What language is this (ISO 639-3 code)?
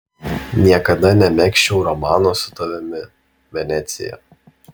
lit